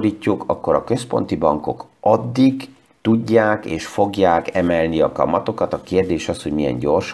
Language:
Hungarian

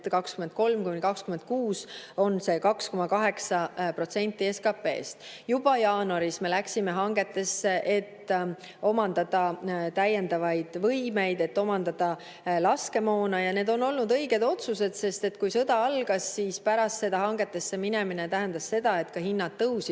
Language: Estonian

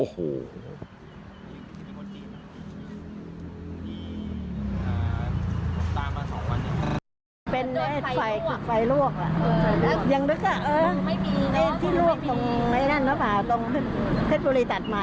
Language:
Thai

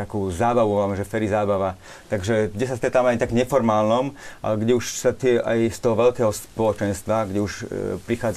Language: Slovak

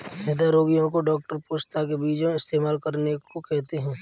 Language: Hindi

